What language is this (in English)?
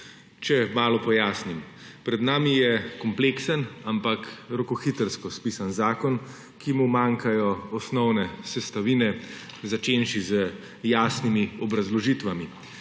Slovenian